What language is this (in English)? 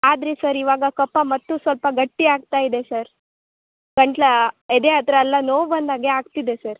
Kannada